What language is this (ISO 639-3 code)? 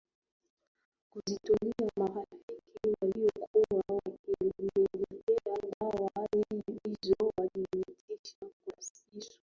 swa